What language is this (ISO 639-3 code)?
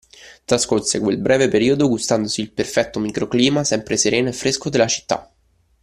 ita